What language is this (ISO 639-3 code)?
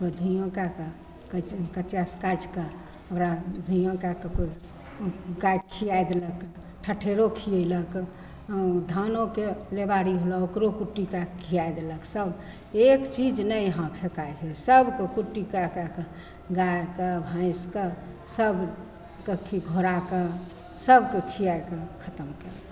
mai